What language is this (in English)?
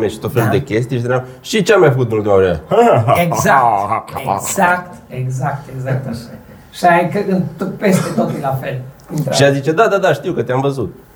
Romanian